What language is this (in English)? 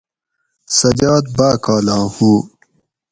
Gawri